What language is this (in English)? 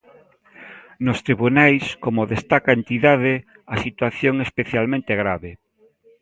Galician